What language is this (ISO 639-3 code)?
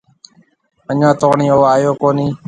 mve